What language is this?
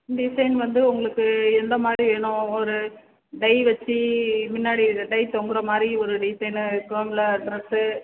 Tamil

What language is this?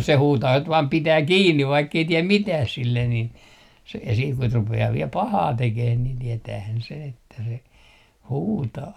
Finnish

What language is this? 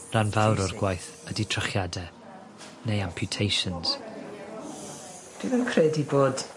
Welsh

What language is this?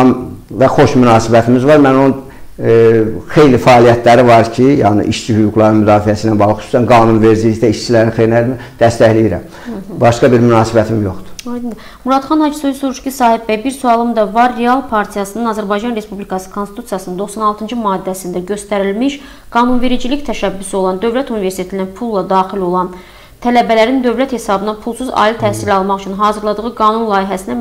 Turkish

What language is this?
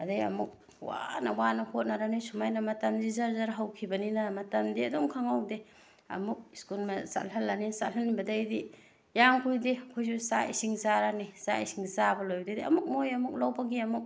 Manipuri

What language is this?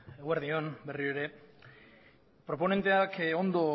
Basque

